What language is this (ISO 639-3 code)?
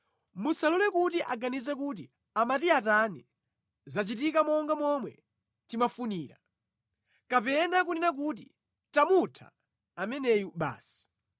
nya